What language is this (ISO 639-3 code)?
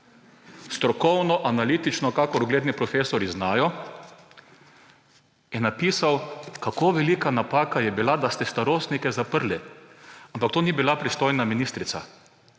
slv